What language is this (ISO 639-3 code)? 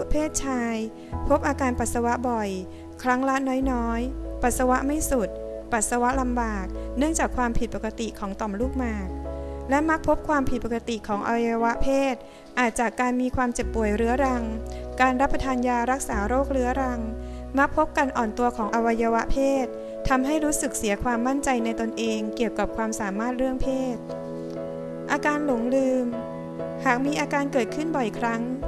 tha